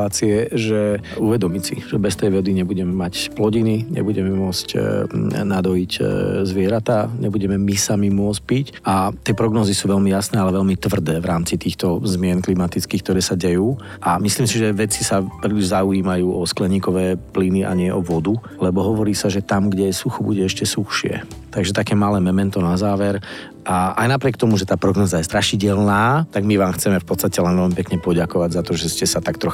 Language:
Slovak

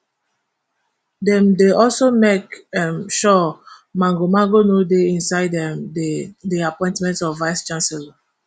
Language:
Nigerian Pidgin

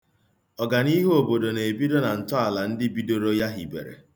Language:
Igbo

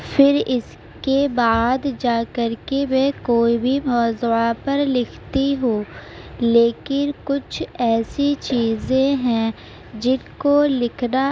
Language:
Urdu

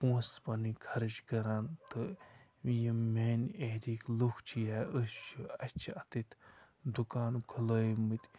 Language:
Kashmiri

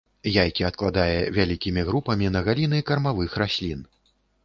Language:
Belarusian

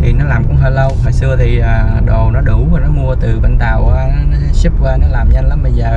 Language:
Vietnamese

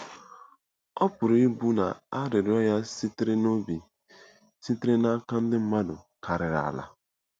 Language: Igbo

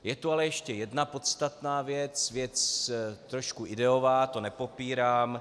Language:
Czech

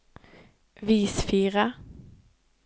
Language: Norwegian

